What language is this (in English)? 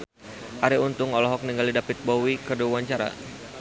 Sundanese